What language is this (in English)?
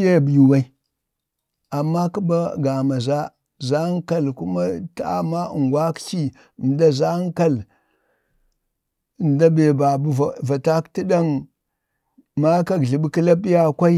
Bade